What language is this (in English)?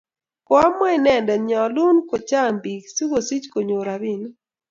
Kalenjin